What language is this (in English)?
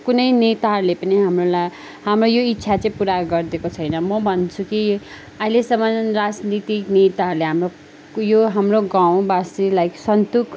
Nepali